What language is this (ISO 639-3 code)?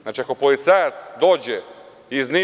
srp